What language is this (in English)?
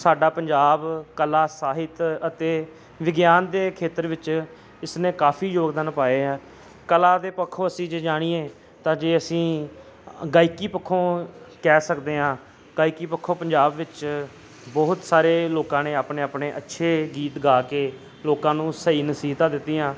Punjabi